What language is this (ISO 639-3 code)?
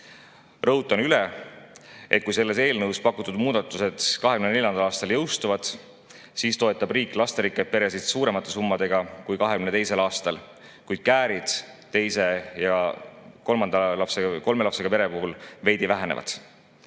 est